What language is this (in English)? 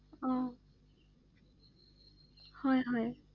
Assamese